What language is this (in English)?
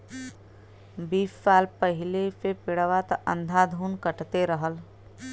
Bhojpuri